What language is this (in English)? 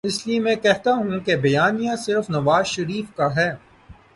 Urdu